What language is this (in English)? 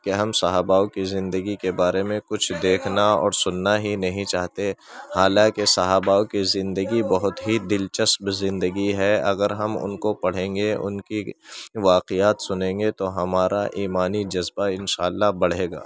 Urdu